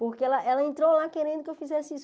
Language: Portuguese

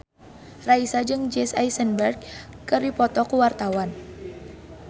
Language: Sundanese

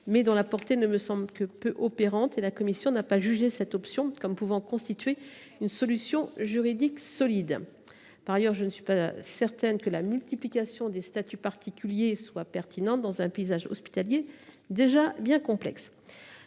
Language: French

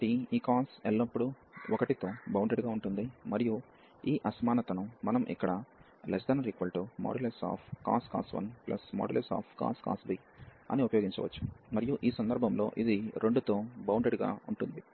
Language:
Telugu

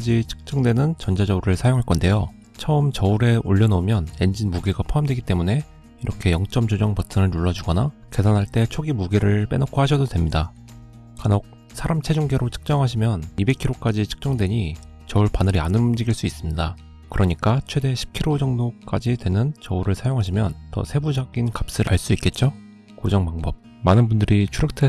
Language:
Korean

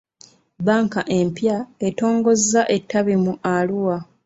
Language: Ganda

